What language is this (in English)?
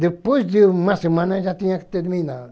Portuguese